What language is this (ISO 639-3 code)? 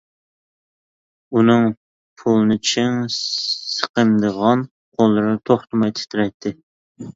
uig